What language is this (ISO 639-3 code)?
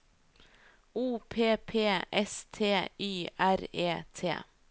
nor